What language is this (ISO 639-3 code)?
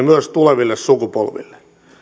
fin